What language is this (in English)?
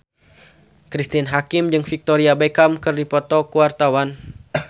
Sundanese